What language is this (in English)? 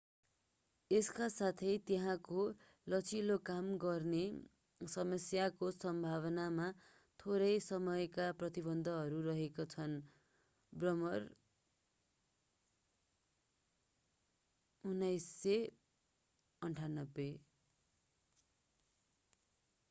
Nepali